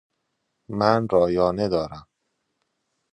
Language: Persian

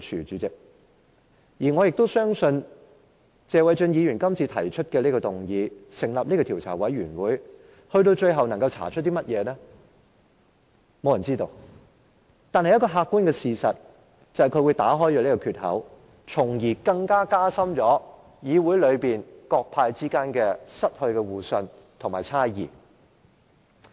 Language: Cantonese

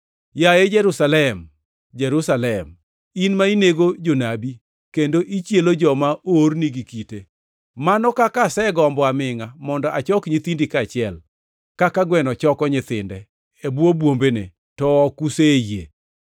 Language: Luo (Kenya and Tanzania)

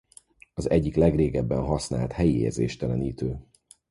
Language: Hungarian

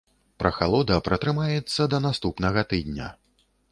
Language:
Belarusian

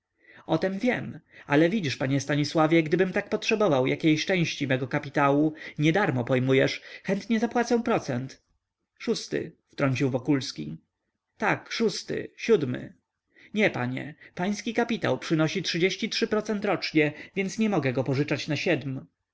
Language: Polish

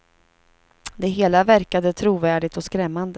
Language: Swedish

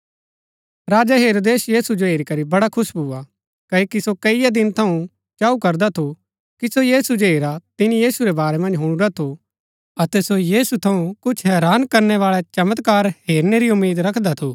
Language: Gaddi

